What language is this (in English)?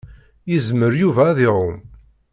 Kabyle